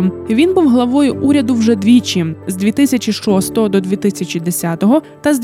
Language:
Ukrainian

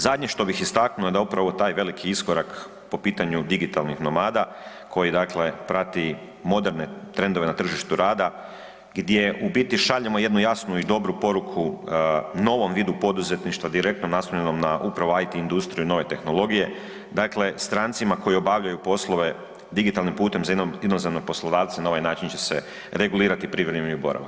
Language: Croatian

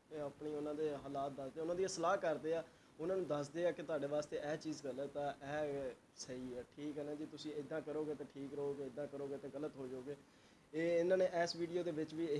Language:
Urdu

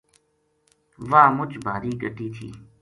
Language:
Gujari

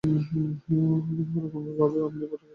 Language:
Bangla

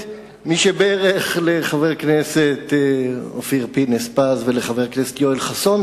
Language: Hebrew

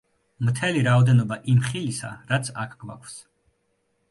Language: Georgian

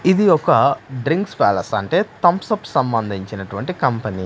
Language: Telugu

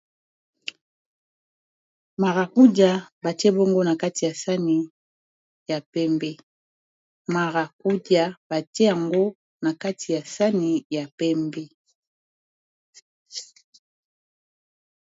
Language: Lingala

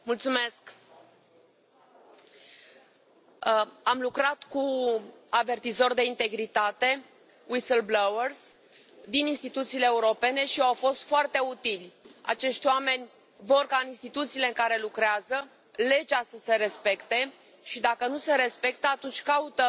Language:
Romanian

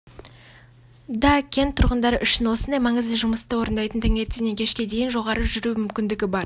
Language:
Kazakh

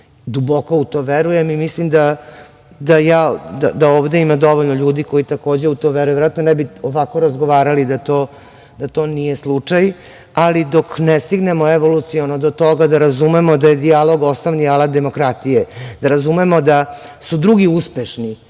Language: Serbian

